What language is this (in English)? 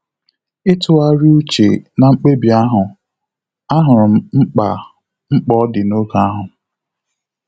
Igbo